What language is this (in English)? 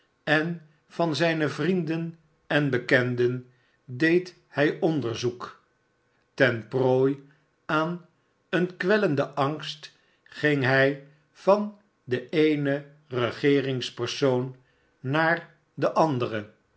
Dutch